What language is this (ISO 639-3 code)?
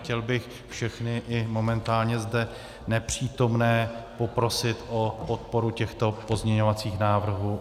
ces